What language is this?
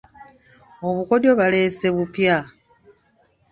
Ganda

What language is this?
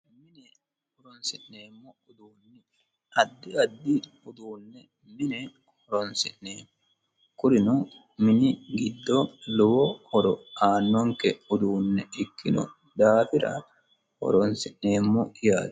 Sidamo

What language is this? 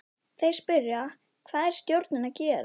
Icelandic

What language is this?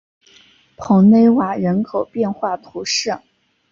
Chinese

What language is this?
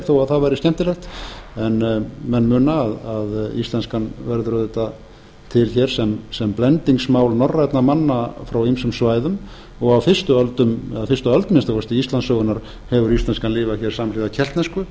Icelandic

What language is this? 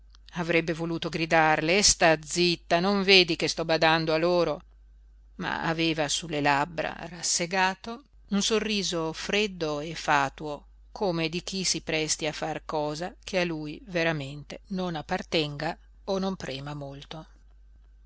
Italian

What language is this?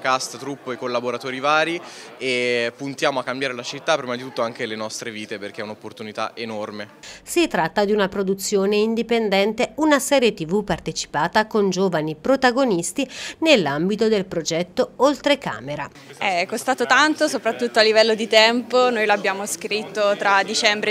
Italian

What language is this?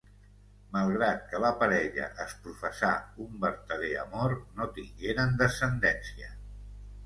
Catalan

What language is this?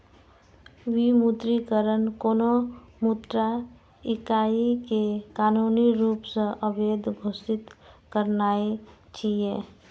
Maithili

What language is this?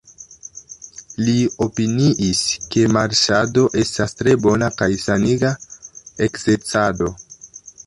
Esperanto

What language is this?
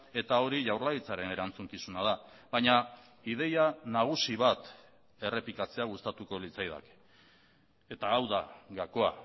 Basque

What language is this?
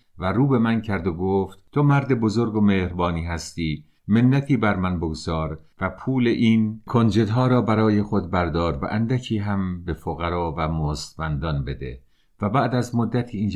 Persian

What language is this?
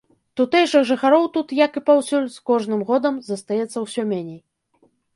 Belarusian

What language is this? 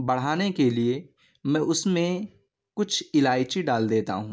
Urdu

